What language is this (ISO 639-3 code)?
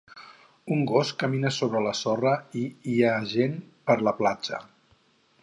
cat